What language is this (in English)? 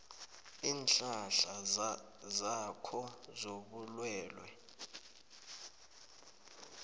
South Ndebele